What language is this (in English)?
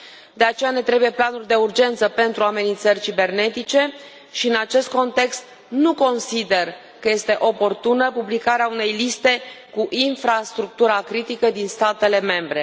Romanian